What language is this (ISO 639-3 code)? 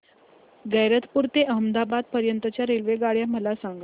mar